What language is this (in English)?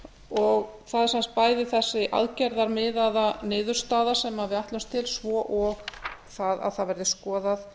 Icelandic